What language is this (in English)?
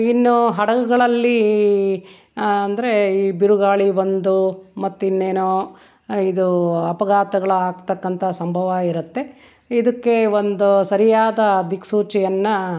Kannada